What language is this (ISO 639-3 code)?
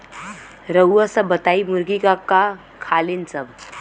bho